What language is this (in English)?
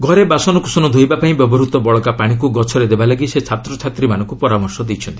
Odia